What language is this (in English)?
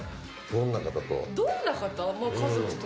Japanese